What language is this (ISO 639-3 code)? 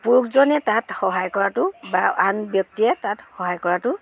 asm